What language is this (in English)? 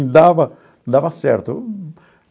Portuguese